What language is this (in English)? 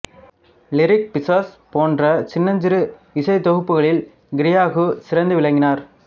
Tamil